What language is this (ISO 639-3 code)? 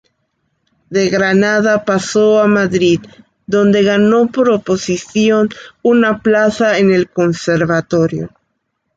spa